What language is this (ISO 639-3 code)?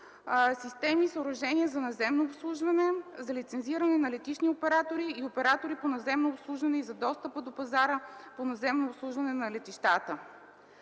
bul